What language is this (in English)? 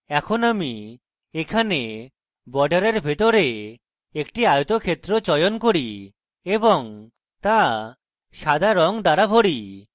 Bangla